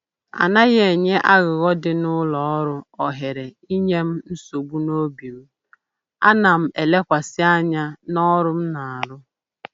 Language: Igbo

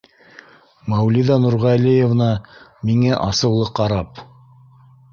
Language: Bashkir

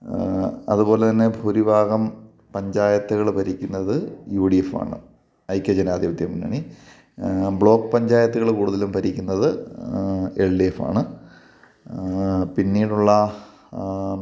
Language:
Malayalam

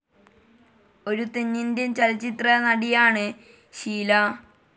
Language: Malayalam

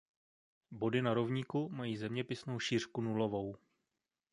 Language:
Czech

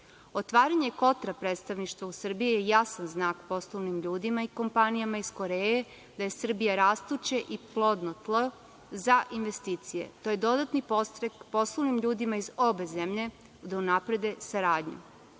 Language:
Serbian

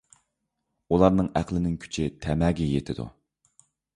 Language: Uyghur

